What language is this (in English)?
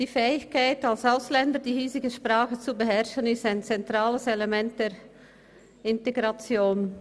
Swiss German